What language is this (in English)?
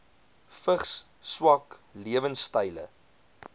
Afrikaans